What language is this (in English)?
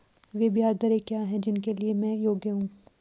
Hindi